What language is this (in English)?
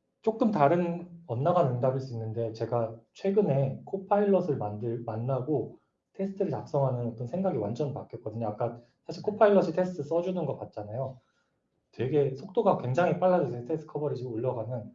Korean